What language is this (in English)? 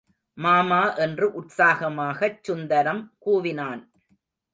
Tamil